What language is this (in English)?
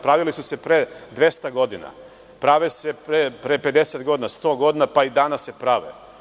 Serbian